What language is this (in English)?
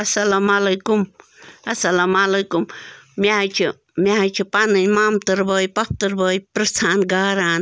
Kashmiri